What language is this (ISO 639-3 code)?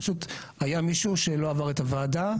heb